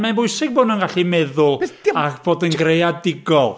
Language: Welsh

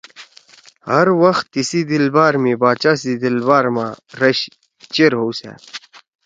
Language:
Torwali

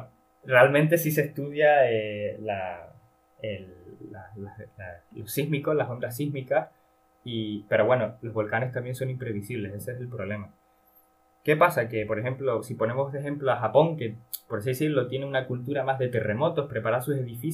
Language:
Spanish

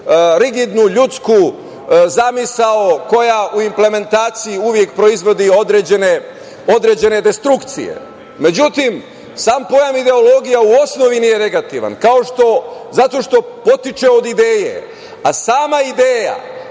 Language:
Serbian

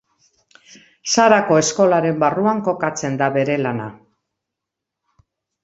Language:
Basque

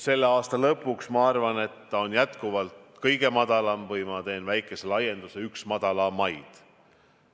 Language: Estonian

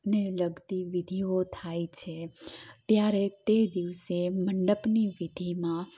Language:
Gujarati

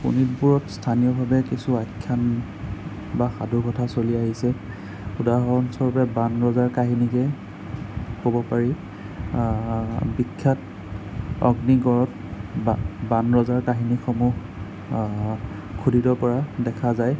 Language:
Assamese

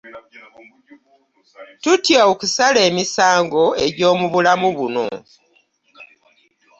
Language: Ganda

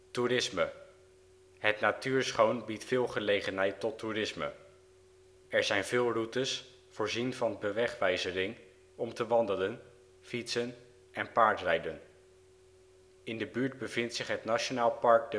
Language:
Dutch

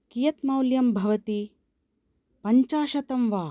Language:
Sanskrit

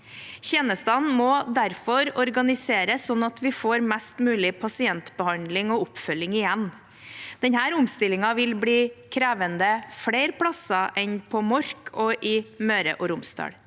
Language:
Norwegian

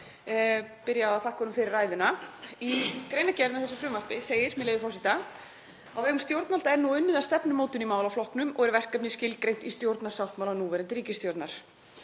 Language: Icelandic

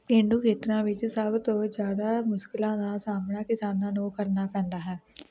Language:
Punjabi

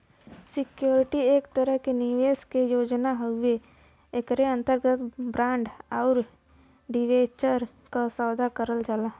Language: Bhojpuri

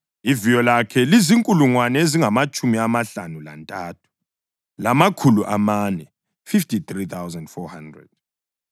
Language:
North Ndebele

